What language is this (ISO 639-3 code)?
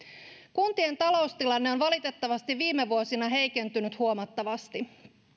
fin